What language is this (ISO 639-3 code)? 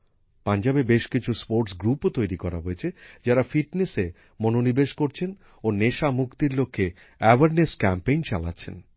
ben